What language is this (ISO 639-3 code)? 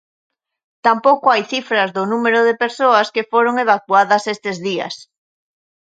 glg